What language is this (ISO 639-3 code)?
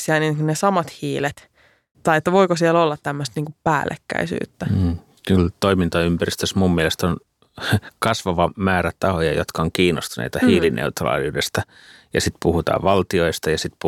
fin